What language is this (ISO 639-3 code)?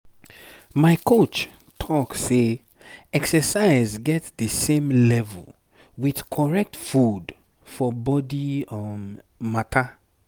pcm